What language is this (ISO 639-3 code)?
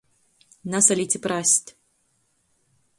ltg